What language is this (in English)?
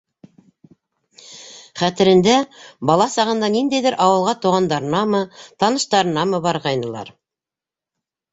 Bashkir